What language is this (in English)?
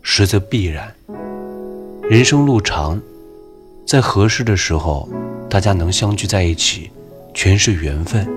Chinese